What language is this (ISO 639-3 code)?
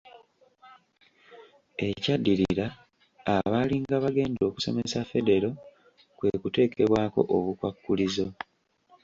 lug